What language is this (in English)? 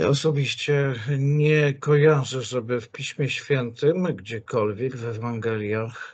Polish